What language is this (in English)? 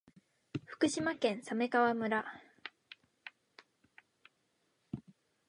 Japanese